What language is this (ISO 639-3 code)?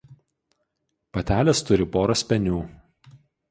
lit